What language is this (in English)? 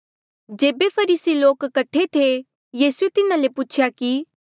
Mandeali